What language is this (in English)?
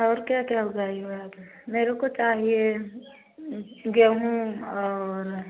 Hindi